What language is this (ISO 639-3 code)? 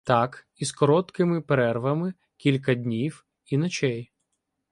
ukr